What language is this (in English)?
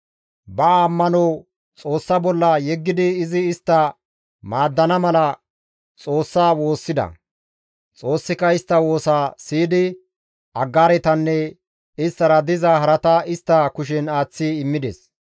Gamo